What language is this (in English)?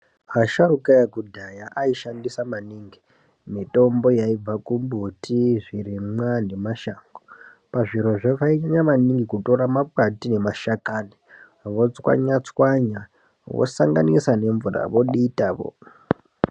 Ndau